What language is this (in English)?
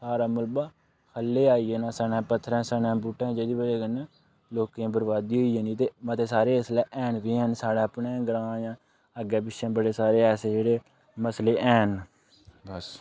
Dogri